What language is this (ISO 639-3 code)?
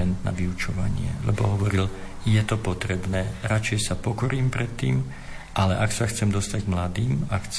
slk